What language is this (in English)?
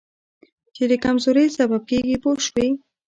Pashto